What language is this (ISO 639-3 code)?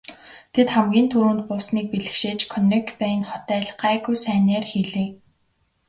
mon